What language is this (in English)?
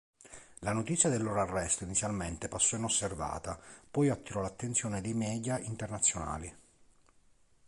Italian